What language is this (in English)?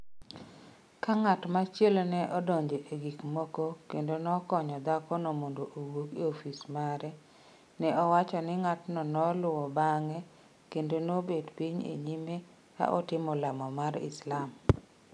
Luo (Kenya and Tanzania)